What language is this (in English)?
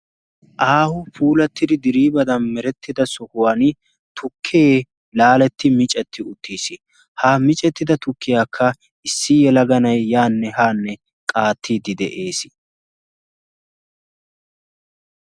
Wolaytta